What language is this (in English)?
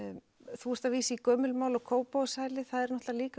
Icelandic